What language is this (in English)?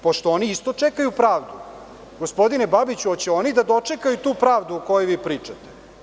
Serbian